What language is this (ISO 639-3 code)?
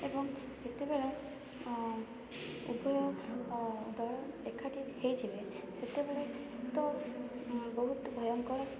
ori